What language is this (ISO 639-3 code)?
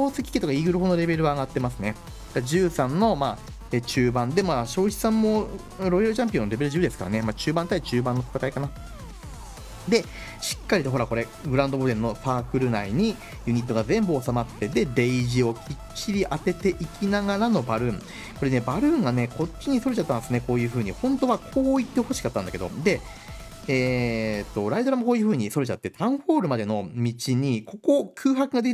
jpn